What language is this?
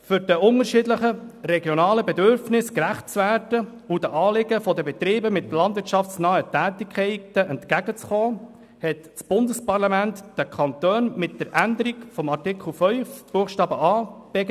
Swiss German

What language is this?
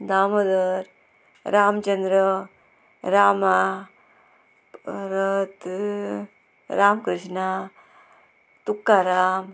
Konkani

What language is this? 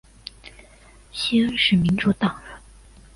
Chinese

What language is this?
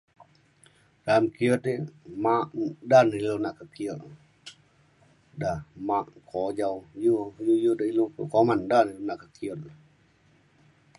Mainstream Kenyah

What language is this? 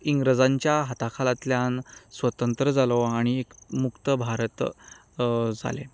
Konkani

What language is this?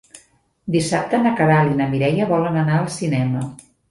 Catalan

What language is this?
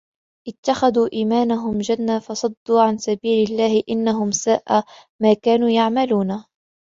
Arabic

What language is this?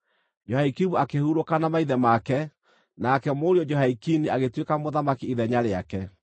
Kikuyu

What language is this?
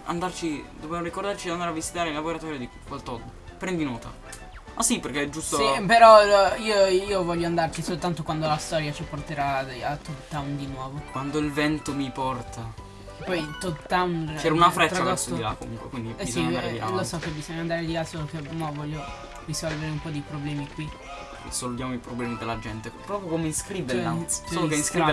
Italian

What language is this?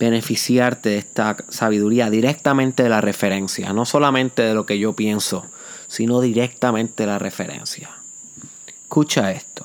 Spanish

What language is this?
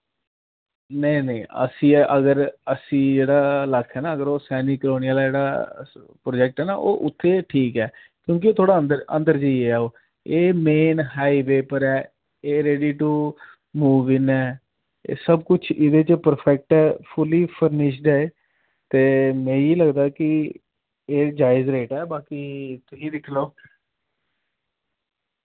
Dogri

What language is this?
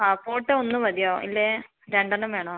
Malayalam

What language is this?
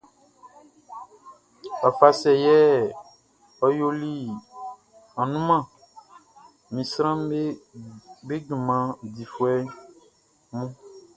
Baoulé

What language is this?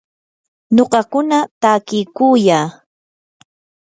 Yanahuanca Pasco Quechua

